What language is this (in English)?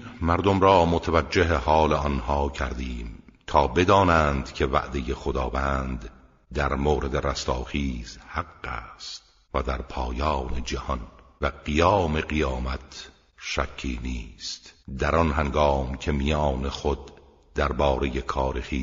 Persian